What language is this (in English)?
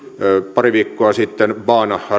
Finnish